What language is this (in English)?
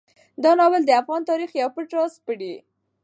Pashto